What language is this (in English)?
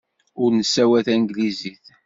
Kabyle